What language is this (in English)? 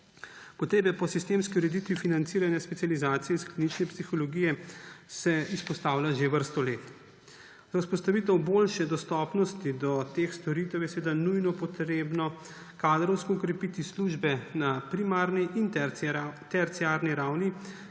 Slovenian